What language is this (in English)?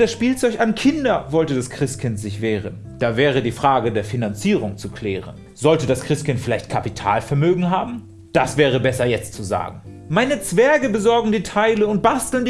German